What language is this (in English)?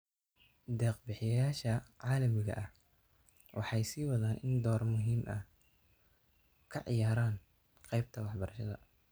Somali